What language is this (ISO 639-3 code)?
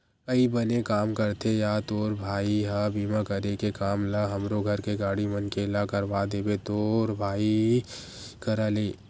hne